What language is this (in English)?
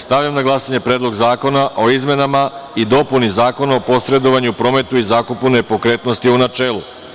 Serbian